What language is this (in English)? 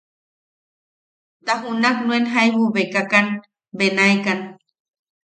Yaqui